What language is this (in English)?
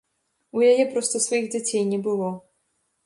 Belarusian